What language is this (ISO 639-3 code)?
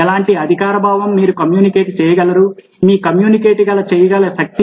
tel